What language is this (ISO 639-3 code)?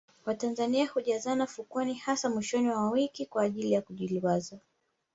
swa